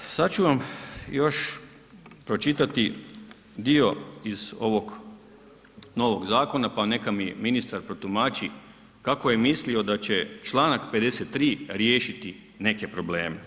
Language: Croatian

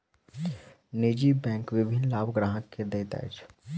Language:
Maithili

